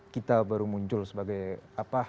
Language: Indonesian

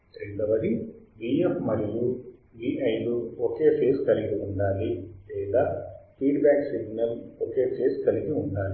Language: Telugu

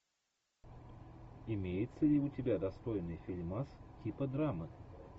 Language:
Russian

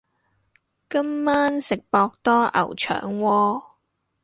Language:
Cantonese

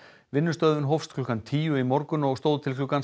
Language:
Icelandic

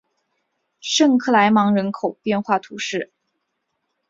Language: Chinese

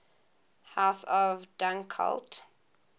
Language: English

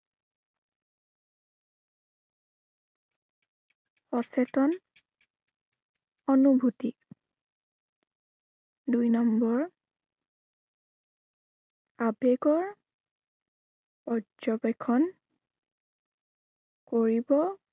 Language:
Assamese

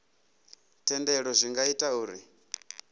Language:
Venda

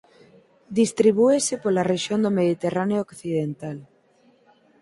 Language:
Galician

